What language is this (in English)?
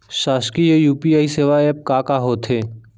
Chhattisgarhi